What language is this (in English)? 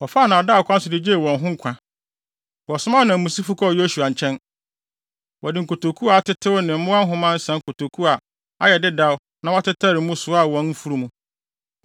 Akan